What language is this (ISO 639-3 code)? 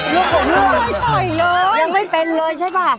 tha